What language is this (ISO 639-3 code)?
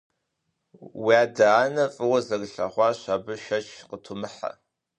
kbd